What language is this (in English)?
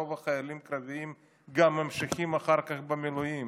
Hebrew